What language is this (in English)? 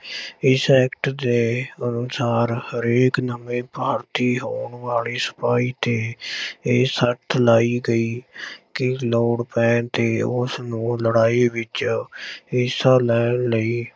Punjabi